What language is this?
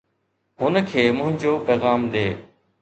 Sindhi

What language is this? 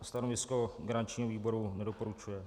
Czech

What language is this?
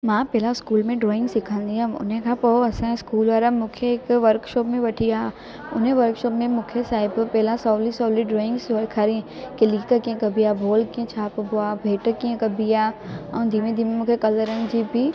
Sindhi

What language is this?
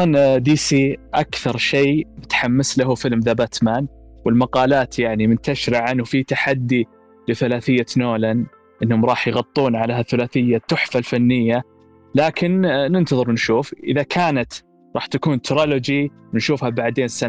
Arabic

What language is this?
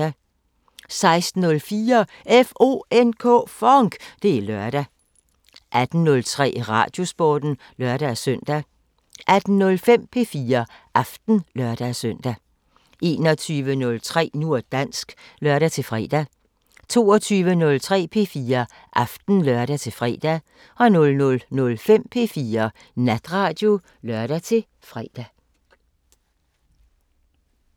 Danish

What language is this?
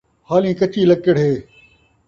Saraiki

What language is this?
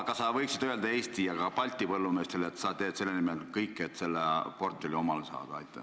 Estonian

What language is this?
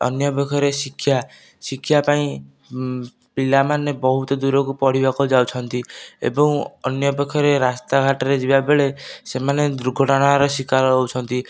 Odia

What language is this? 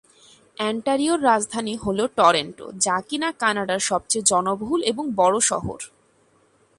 Bangla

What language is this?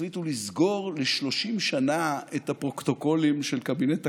Hebrew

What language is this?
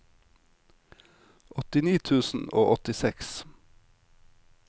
Norwegian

